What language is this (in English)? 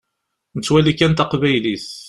Kabyle